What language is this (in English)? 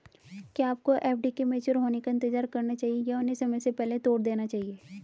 Hindi